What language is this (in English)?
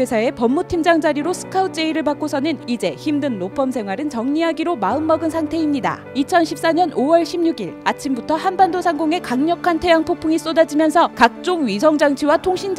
Korean